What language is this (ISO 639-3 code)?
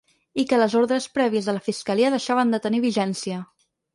cat